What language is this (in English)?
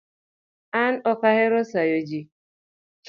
Luo (Kenya and Tanzania)